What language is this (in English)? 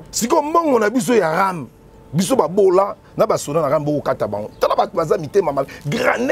French